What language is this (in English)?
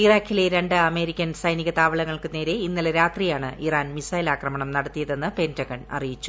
Malayalam